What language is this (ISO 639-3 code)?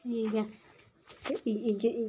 doi